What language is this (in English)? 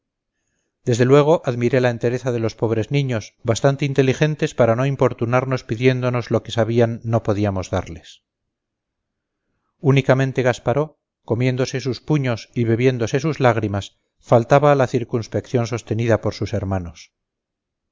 Spanish